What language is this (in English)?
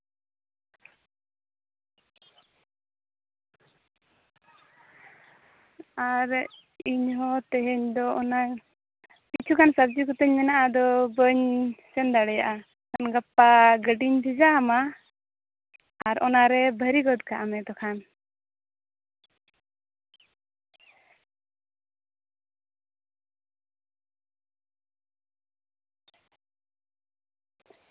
Santali